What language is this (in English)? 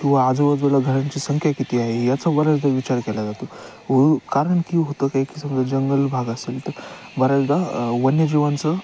Marathi